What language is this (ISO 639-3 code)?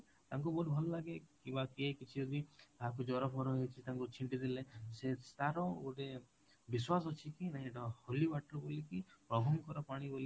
ori